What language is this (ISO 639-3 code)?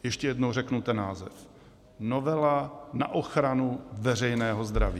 ces